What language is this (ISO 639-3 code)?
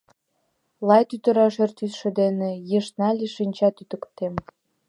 chm